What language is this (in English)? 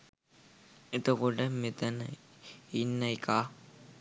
Sinhala